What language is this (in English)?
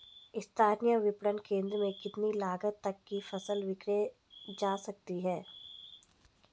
Hindi